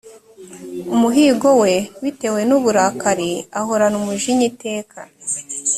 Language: Kinyarwanda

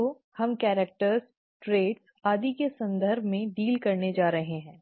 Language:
Hindi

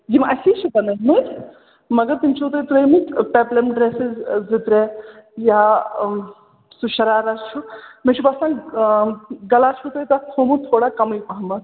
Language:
Kashmiri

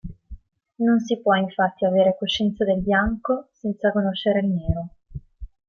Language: Italian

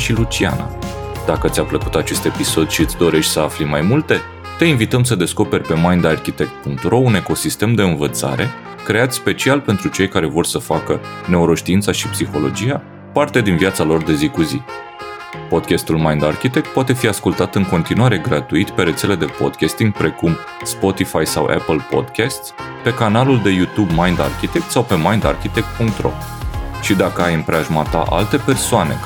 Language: Romanian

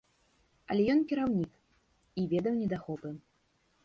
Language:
Belarusian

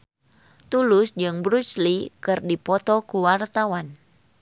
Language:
Sundanese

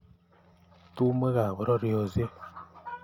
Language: Kalenjin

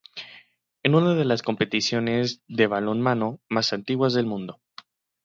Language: Spanish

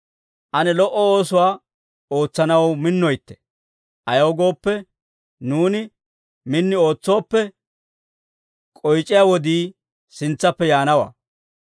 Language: Dawro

